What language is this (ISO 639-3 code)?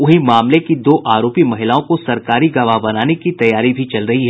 hin